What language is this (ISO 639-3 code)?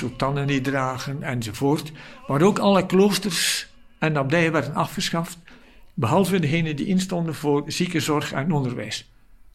nld